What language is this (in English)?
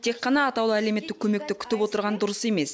Kazakh